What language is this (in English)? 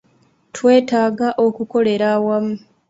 Ganda